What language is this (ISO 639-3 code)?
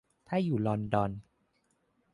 tha